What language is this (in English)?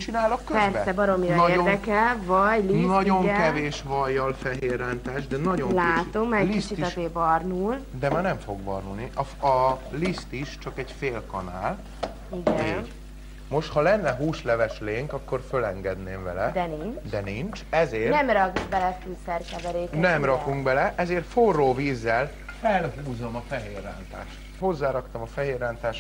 Hungarian